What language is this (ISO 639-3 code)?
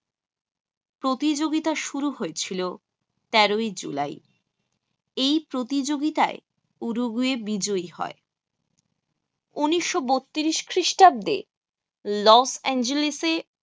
ben